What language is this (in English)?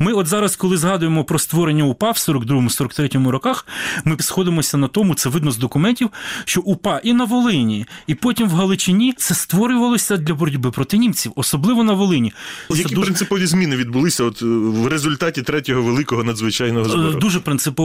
Ukrainian